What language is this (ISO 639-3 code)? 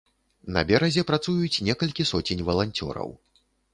bel